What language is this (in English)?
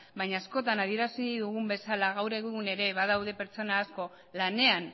Basque